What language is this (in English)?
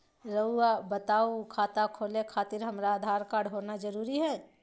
Magahi